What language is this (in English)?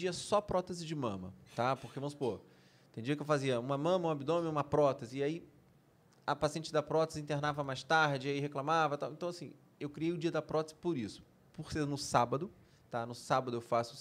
Portuguese